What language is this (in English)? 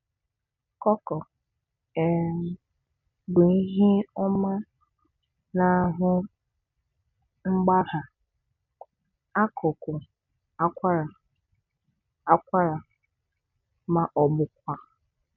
Igbo